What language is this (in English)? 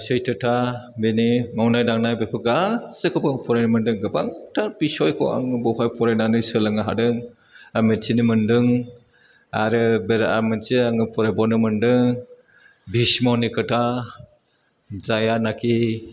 Bodo